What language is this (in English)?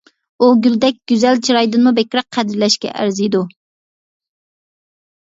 Uyghur